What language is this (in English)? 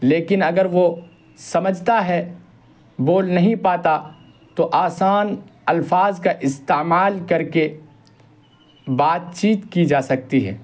Urdu